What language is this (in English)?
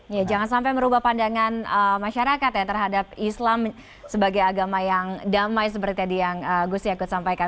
Indonesian